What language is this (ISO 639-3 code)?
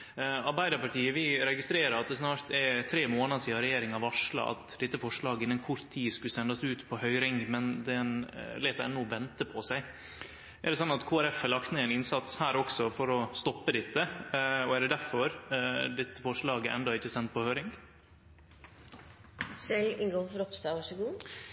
nno